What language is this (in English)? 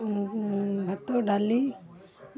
Odia